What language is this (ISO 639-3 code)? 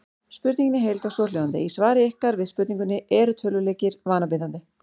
isl